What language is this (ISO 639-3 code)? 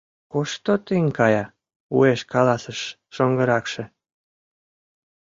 chm